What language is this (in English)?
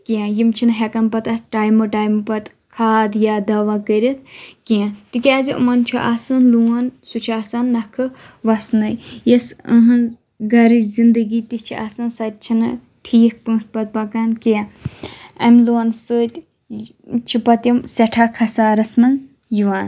Kashmiri